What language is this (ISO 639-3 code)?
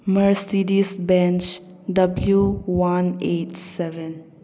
mni